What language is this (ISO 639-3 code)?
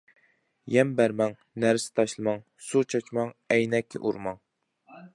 uig